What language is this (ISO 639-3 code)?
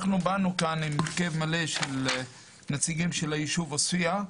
heb